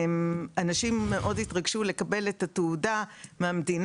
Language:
Hebrew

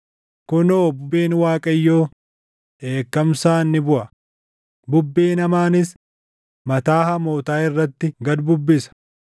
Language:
Oromo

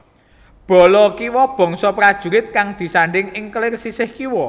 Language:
Javanese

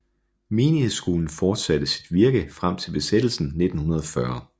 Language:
Danish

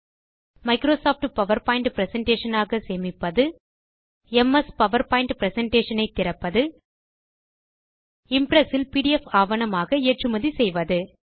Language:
Tamil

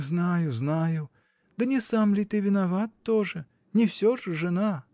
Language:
Russian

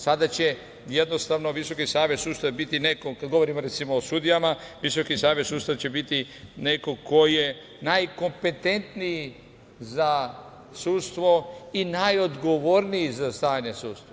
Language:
Serbian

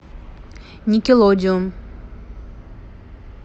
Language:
Russian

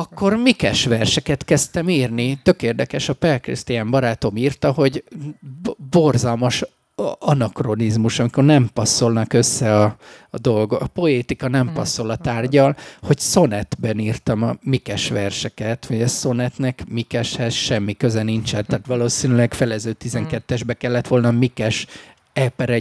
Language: Hungarian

